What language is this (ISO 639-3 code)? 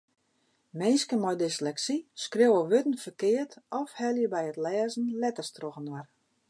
fry